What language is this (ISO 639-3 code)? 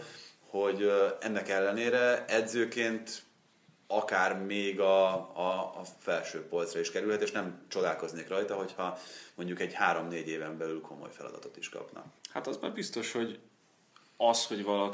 hun